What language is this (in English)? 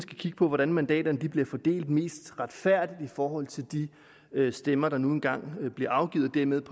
Danish